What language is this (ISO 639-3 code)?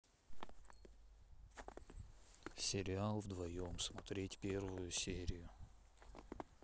rus